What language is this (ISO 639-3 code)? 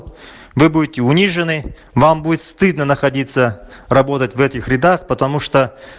rus